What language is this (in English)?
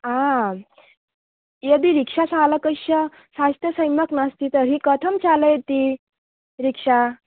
Sanskrit